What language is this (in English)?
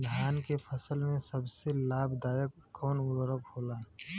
Bhojpuri